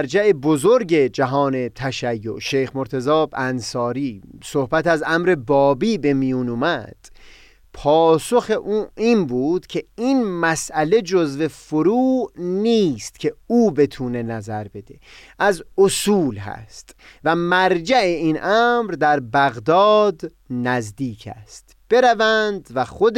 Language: Persian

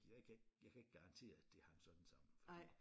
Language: Danish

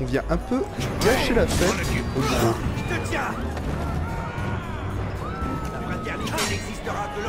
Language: French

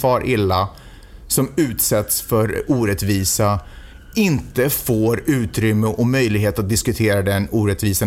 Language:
Swedish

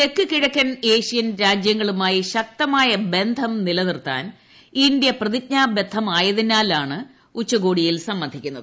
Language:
Malayalam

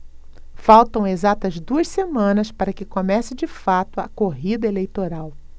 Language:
Portuguese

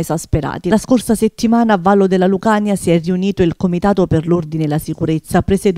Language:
Italian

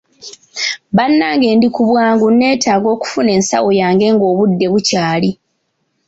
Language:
Ganda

